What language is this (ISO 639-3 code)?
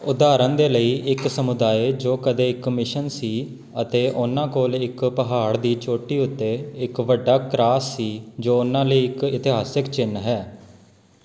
pan